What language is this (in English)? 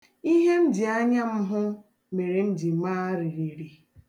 Igbo